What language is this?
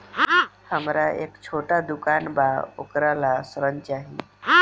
Bhojpuri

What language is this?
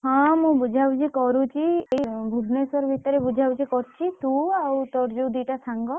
Odia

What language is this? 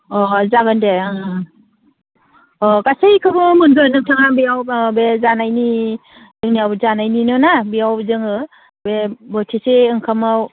Bodo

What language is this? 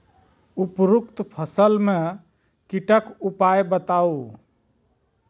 Maithili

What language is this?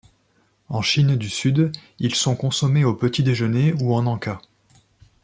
French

